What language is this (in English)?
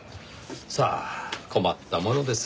Japanese